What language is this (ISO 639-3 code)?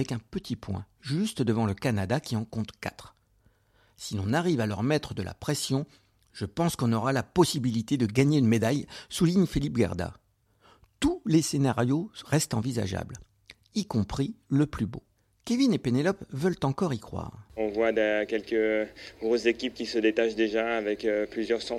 fra